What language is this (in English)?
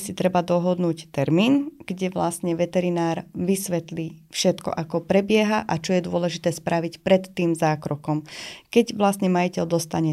Slovak